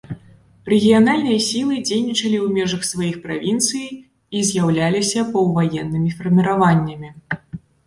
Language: Belarusian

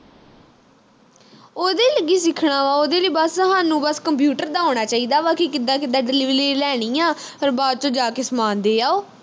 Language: Punjabi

